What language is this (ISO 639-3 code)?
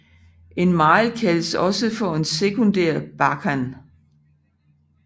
dan